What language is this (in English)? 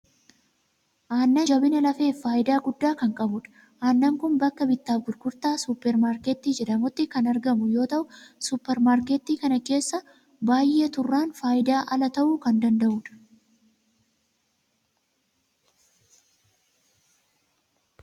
Oromo